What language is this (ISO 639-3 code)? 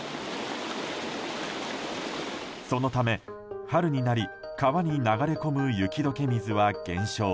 jpn